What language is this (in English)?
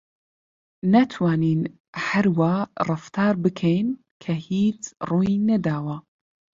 Central Kurdish